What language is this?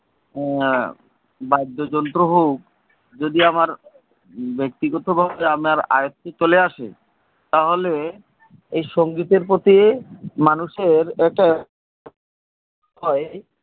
Bangla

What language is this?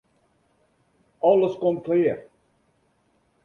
Western Frisian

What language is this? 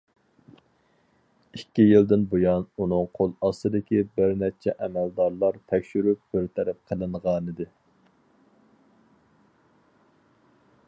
Uyghur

